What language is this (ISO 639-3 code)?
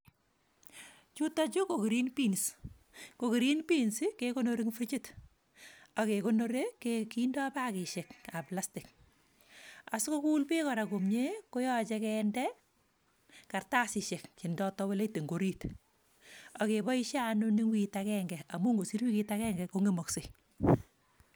kln